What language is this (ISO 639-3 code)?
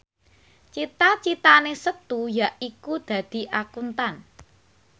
jav